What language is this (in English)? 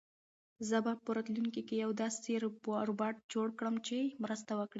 Pashto